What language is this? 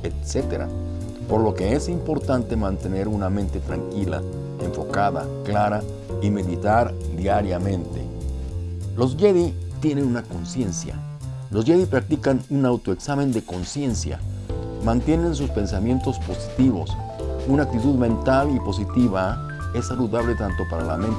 Spanish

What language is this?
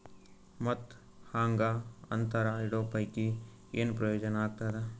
Kannada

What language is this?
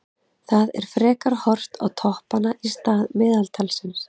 Icelandic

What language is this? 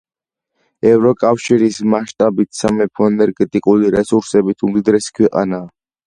Georgian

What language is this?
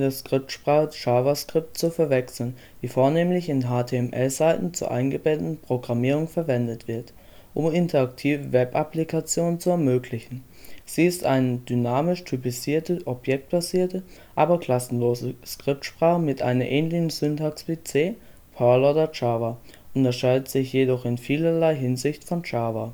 German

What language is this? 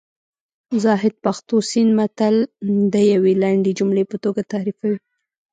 Pashto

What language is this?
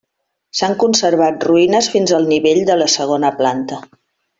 Catalan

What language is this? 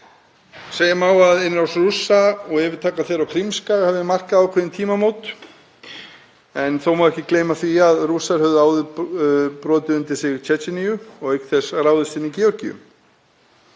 Icelandic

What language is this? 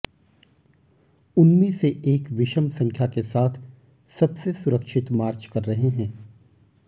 Hindi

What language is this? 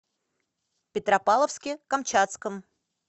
Russian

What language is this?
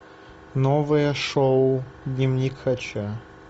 Russian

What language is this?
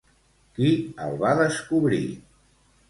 Catalan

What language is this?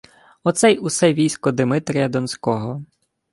Ukrainian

